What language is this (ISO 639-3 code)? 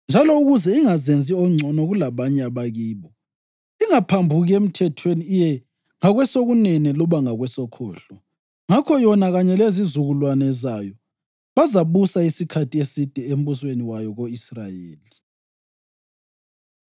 nde